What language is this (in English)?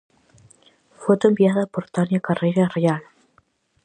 Galician